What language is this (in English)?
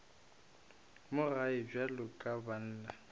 Northern Sotho